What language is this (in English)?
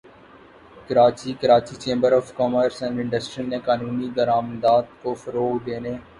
Urdu